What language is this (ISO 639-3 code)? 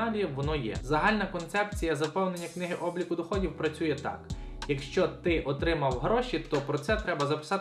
ukr